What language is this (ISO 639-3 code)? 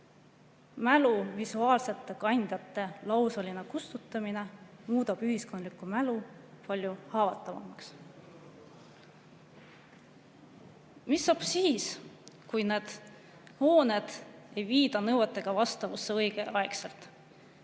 est